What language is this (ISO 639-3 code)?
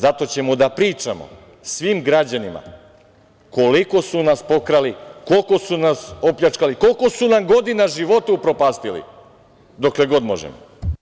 srp